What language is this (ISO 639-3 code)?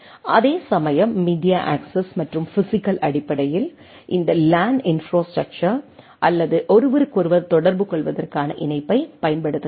tam